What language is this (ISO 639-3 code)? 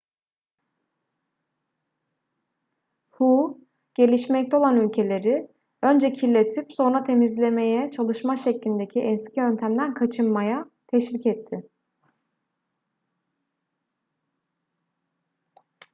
tur